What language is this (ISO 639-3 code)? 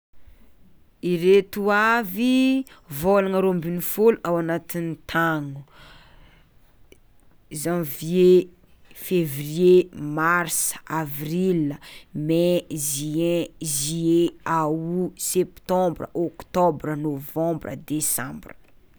xmw